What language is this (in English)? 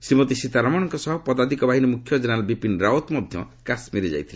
Odia